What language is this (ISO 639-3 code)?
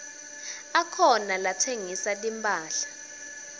ssw